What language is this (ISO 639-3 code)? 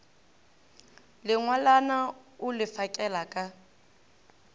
nso